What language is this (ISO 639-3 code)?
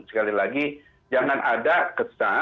ind